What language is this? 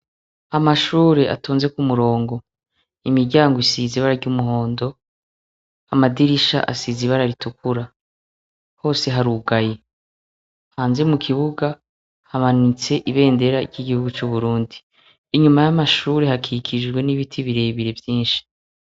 Rundi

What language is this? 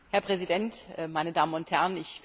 German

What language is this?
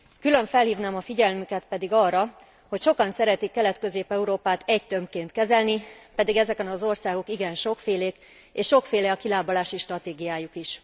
Hungarian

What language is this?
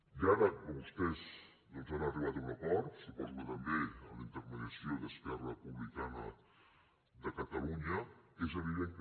Catalan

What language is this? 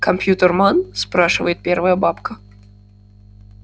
Russian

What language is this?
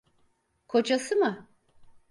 Turkish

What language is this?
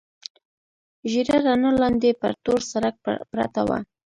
Pashto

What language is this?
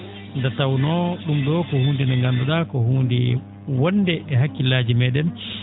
Fula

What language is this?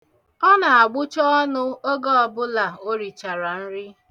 Igbo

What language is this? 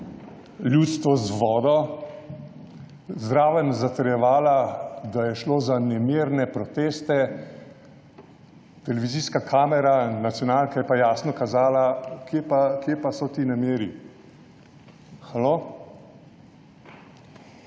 Slovenian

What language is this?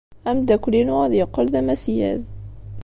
Kabyle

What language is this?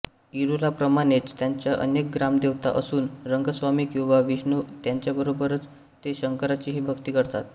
Marathi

